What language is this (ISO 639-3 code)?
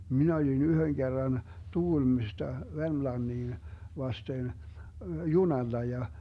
fin